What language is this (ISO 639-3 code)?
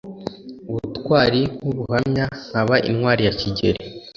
kin